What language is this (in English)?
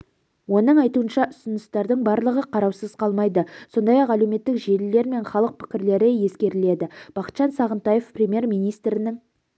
Kazakh